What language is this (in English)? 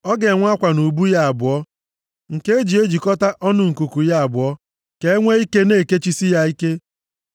Igbo